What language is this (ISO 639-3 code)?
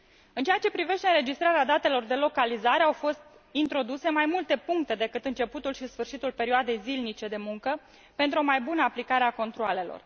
ron